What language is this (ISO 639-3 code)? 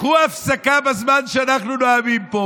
heb